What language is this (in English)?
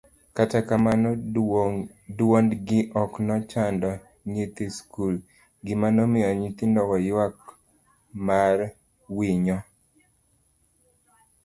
Luo (Kenya and Tanzania)